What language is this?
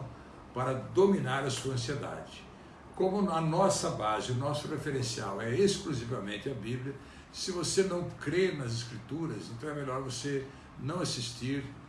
Portuguese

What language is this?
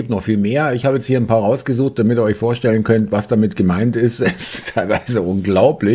German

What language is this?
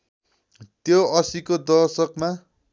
Nepali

